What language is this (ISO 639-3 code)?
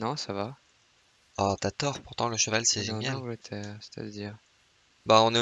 fra